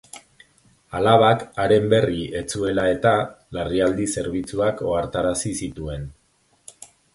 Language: Basque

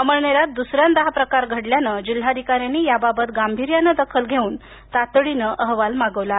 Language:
Marathi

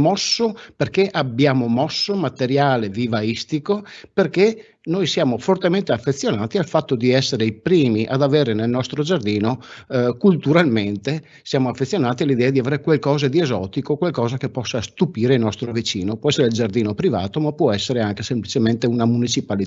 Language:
Italian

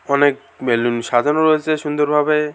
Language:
Bangla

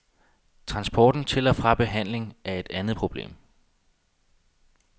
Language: Danish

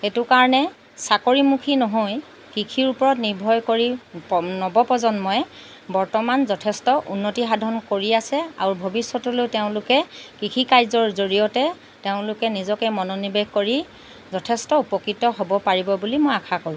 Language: Assamese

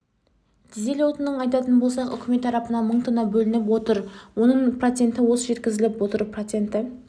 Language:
Kazakh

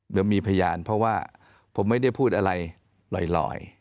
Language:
Thai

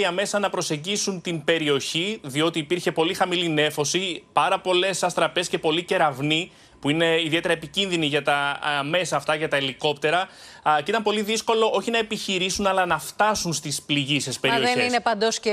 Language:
Greek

